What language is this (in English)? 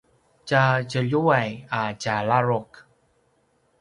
Paiwan